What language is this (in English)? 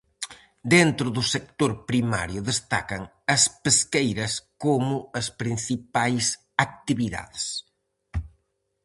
Galician